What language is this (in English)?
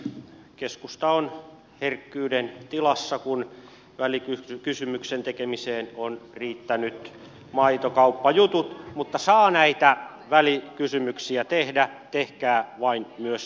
Finnish